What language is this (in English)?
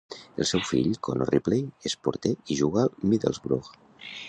Catalan